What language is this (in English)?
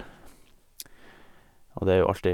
Norwegian